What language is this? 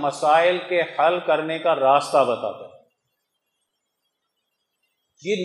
Urdu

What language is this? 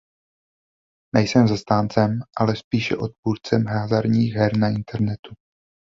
Czech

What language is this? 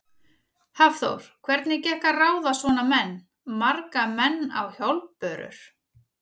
Icelandic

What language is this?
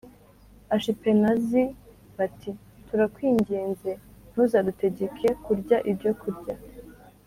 Kinyarwanda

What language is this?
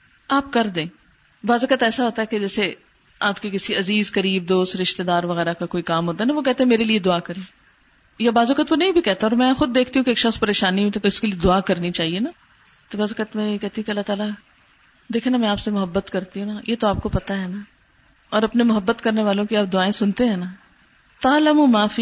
Urdu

